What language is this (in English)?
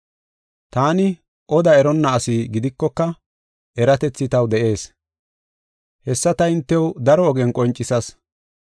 Gofa